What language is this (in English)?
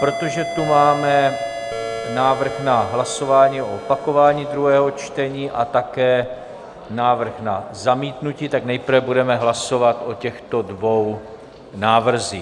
Czech